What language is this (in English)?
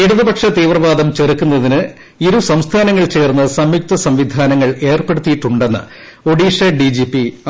Malayalam